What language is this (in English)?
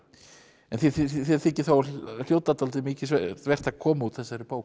Icelandic